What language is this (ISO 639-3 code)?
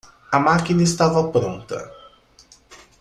por